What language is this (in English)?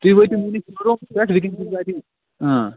Kashmiri